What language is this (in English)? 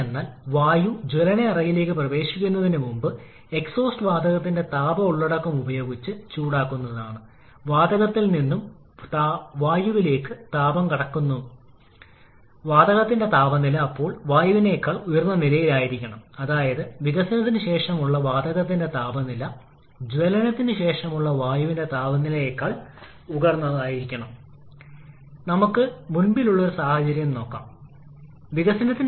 Malayalam